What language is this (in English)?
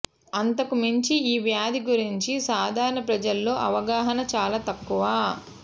Telugu